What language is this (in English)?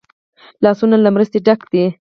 Pashto